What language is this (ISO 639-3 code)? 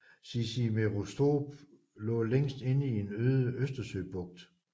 dan